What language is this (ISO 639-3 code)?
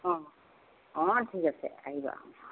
asm